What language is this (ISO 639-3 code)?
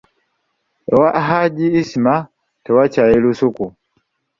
lug